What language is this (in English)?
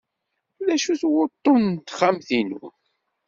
Kabyle